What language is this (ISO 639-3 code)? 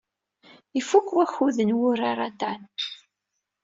kab